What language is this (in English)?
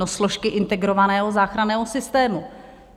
Czech